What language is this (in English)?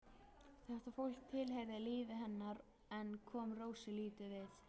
Icelandic